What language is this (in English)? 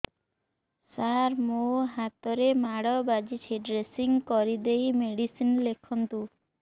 Odia